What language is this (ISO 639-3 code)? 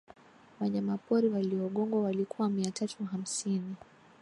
swa